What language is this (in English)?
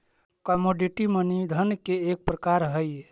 Magahi